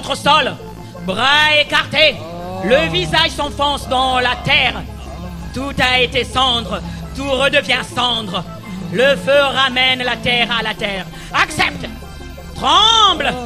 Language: French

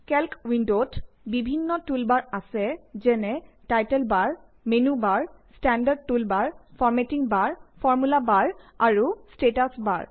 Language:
Assamese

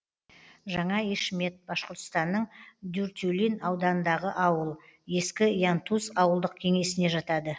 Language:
Kazakh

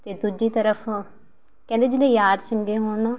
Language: Punjabi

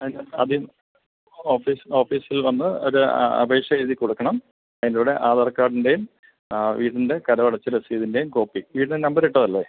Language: Malayalam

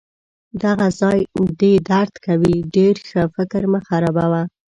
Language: Pashto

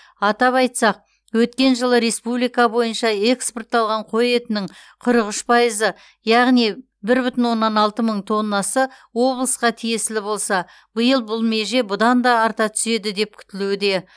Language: Kazakh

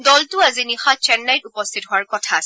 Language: Assamese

